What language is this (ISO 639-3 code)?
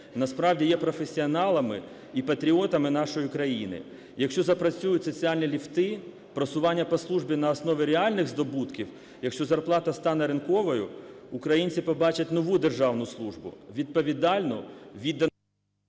ukr